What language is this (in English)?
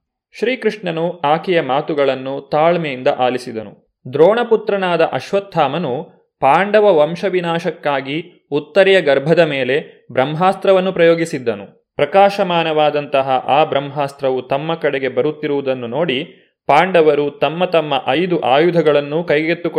Kannada